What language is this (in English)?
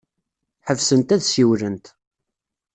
Kabyle